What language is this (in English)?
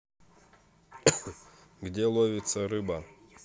Russian